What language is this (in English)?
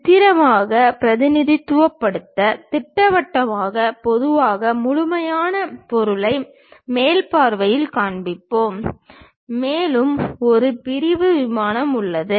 Tamil